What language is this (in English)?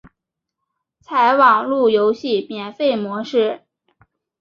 Chinese